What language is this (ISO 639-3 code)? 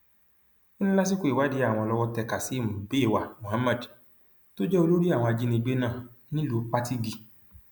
yor